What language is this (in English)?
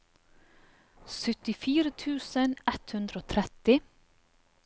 Norwegian